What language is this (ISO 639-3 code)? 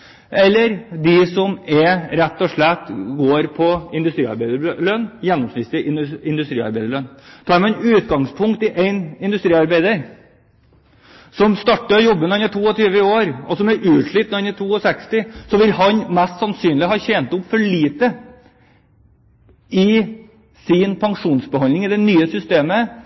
nob